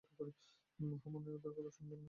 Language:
Bangla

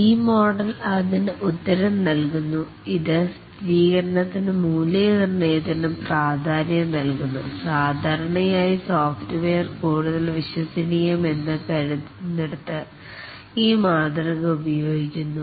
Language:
Malayalam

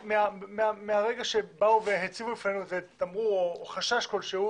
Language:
Hebrew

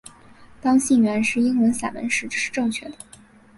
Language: Chinese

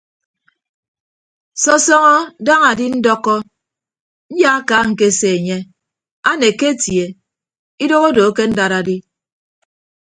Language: Ibibio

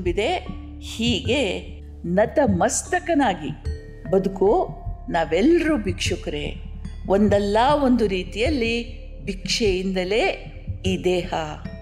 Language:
Kannada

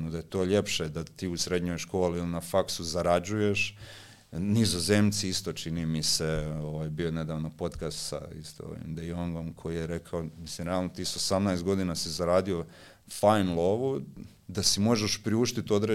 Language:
Croatian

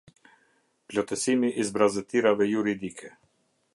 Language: Albanian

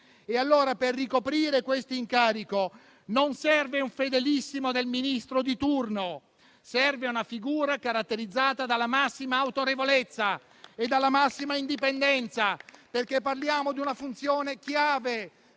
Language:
Italian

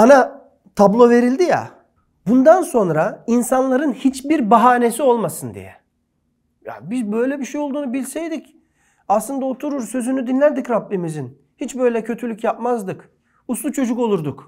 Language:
Turkish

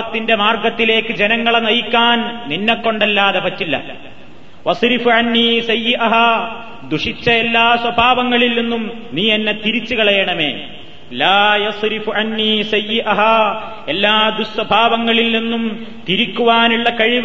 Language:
Malayalam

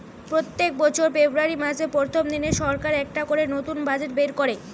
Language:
Bangla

